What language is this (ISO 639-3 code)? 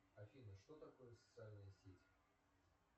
rus